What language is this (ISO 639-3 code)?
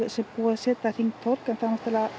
isl